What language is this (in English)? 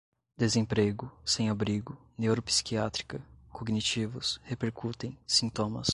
Portuguese